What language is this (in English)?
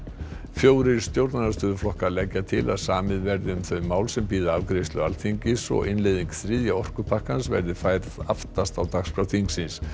Icelandic